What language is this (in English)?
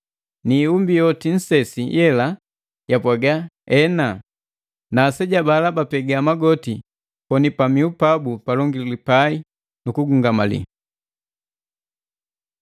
Matengo